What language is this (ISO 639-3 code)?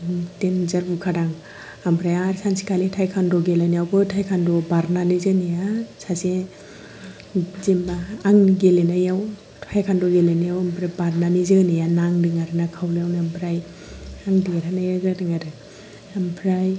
brx